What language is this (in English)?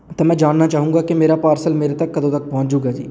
Punjabi